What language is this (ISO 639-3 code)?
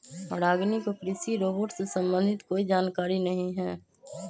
mag